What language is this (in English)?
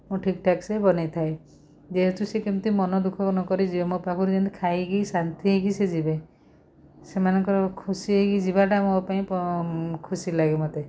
Odia